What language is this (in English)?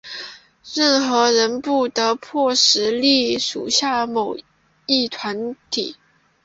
Chinese